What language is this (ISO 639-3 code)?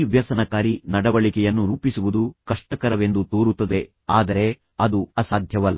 kan